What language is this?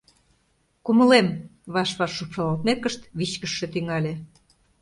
Mari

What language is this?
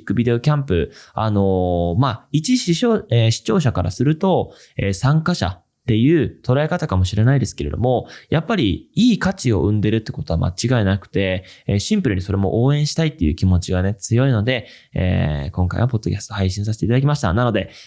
Japanese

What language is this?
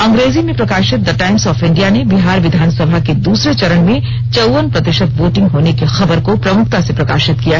Hindi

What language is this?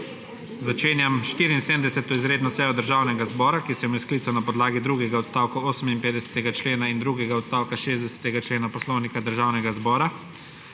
Slovenian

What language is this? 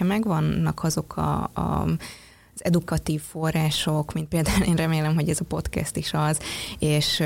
Hungarian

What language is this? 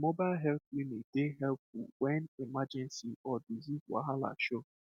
Nigerian Pidgin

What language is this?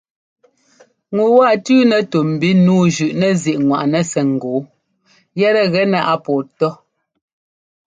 Ngomba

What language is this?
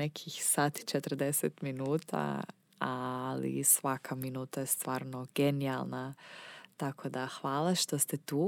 Croatian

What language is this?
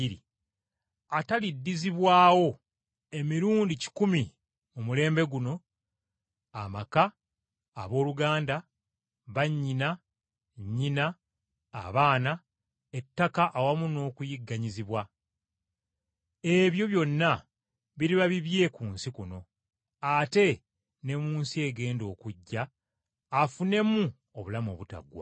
Ganda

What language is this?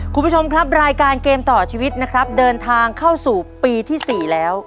Thai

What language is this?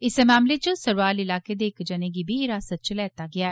Dogri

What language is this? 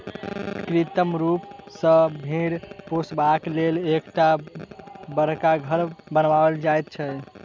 Maithili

